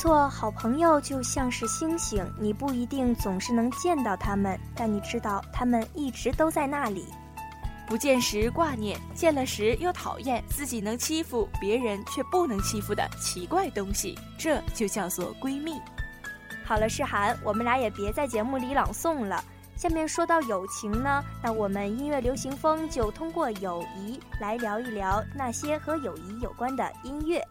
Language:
Chinese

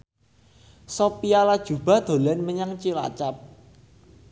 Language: Javanese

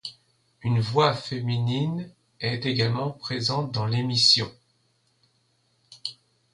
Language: French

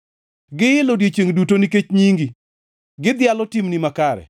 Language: Luo (Kenya and Tanzania)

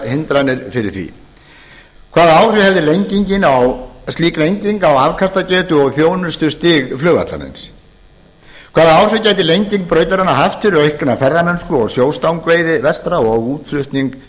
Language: Icelandic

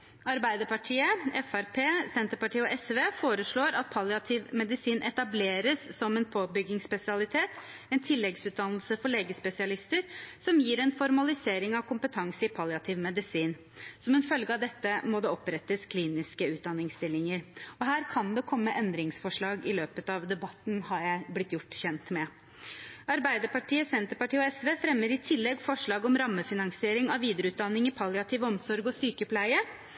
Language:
Norwegian Bokmål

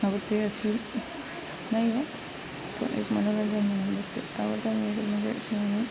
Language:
Marathi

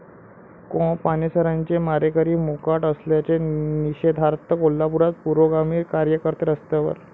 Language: Marathi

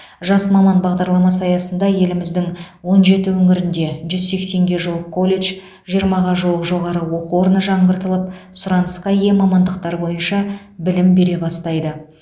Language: Kazakh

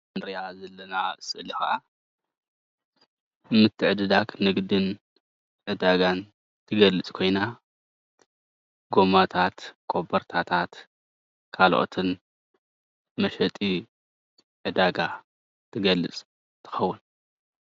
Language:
Tigrinya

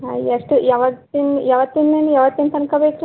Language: Kannada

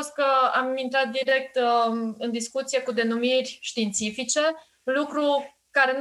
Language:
Romanian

